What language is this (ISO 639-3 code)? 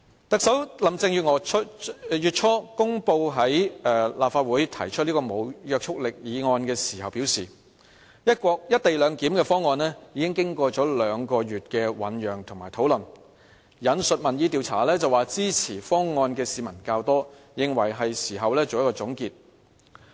yue